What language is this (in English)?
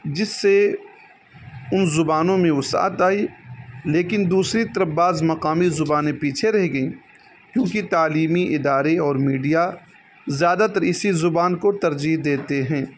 Urdu